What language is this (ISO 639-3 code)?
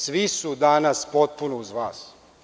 srp